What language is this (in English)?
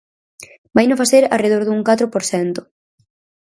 Galician